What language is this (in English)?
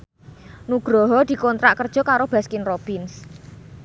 Javanese